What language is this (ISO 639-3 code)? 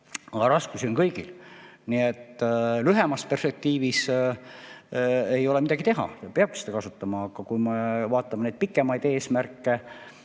est